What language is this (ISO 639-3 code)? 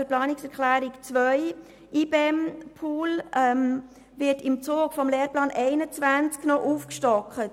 gsw